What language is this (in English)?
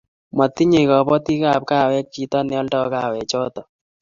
Kalenjin